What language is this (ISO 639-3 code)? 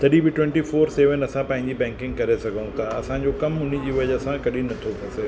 snd